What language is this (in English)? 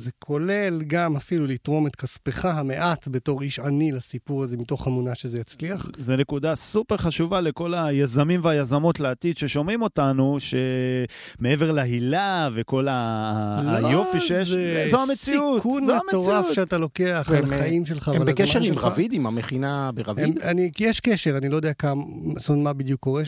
Hebrew